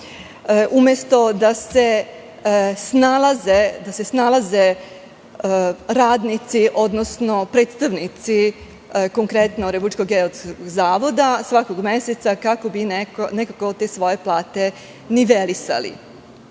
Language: Serbian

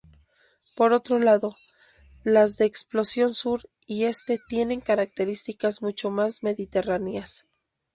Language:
Spanish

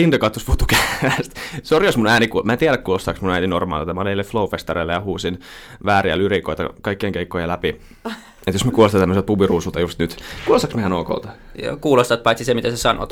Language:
Finnish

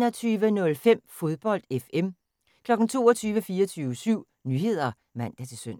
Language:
Danish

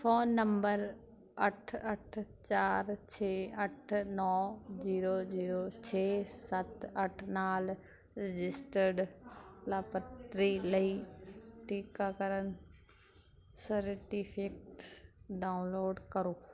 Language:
Punjabi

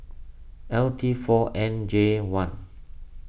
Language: English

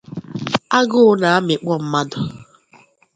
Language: Igbo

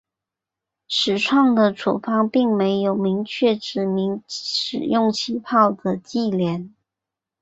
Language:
Chinese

